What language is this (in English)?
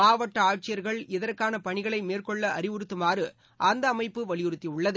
Tamil